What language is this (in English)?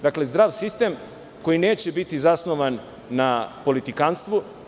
Serbian